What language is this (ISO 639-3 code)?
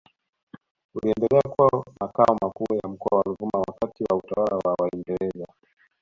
swa